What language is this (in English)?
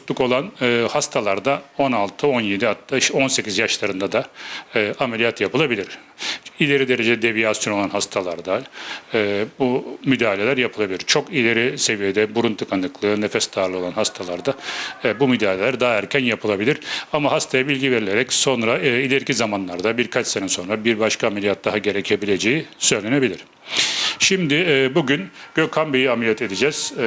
Turkish